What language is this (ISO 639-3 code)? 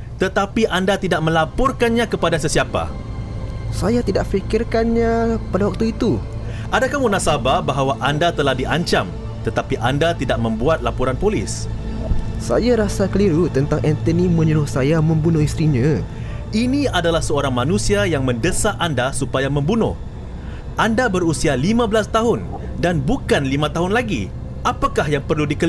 msa